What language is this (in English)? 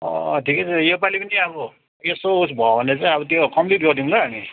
Nepali